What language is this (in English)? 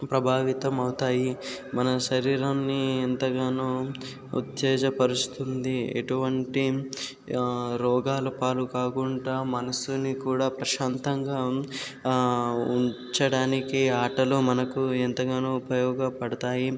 Telugu